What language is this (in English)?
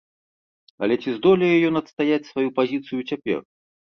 Belarusian